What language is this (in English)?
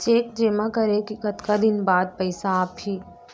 Chhattisgarhi